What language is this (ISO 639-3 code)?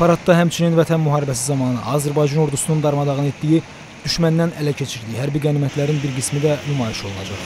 tur